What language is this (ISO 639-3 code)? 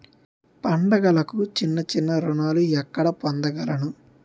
tel